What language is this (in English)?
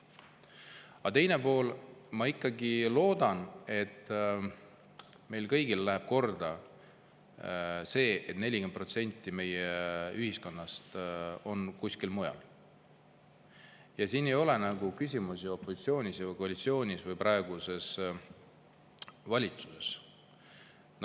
Estonian